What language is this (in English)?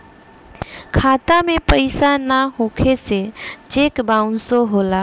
Bhojpuri